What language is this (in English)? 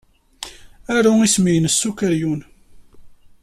Kabyle